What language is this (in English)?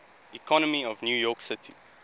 English